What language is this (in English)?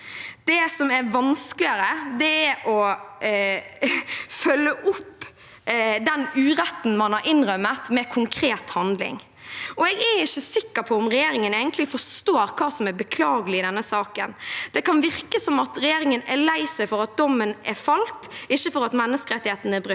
Norwegian